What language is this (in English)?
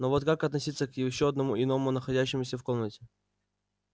Russian